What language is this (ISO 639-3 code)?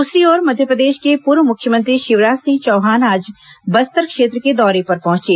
hin